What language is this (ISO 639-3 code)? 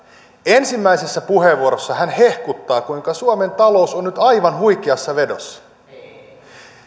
fin